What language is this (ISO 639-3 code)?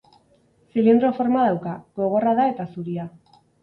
eus